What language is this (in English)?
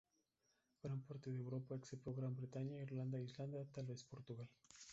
Spanish